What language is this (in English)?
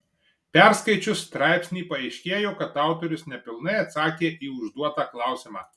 Lithuanian